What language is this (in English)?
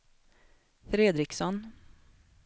Swedish